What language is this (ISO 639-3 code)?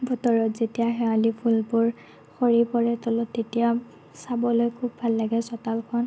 asm